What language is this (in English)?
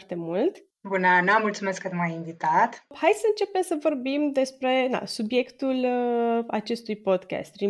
Romanian